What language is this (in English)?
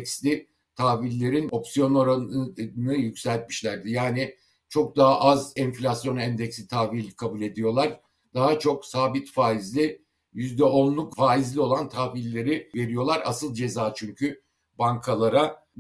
Turkish